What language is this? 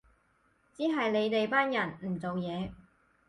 Cantonese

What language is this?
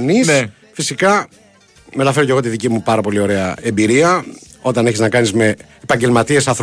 Greek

